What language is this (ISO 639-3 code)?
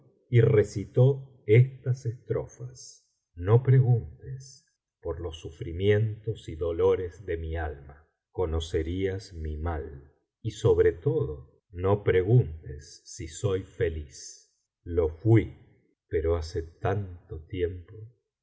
spa